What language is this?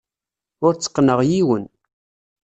Kabyle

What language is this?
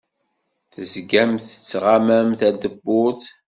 Kabyle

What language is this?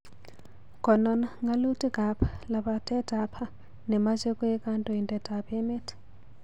Kalenjin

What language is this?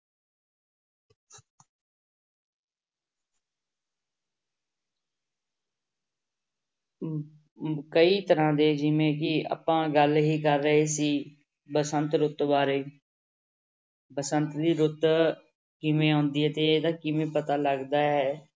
Punjabi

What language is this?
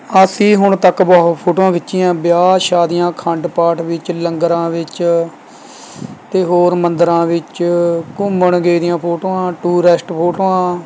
Punjabi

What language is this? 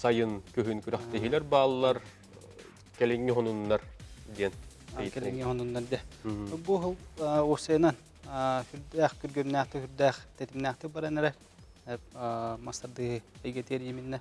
Turkish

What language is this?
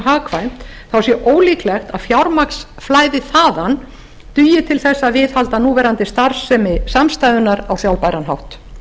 Icelandic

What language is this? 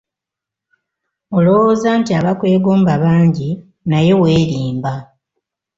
Ganda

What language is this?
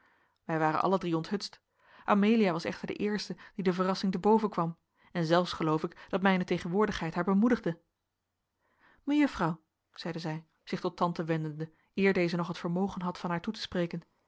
Dutch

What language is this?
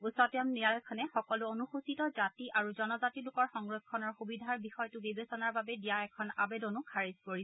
Assamese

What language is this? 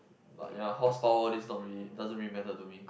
English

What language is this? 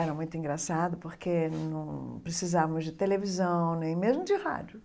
Portuguese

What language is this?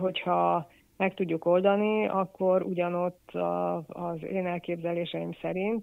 Hungarian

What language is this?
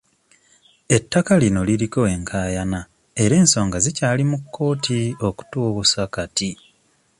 Ganda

